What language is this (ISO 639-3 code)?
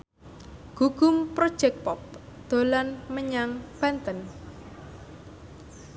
jav